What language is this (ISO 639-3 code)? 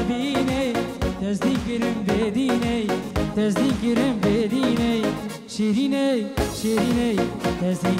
ara